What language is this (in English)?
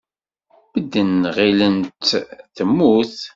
Kabyle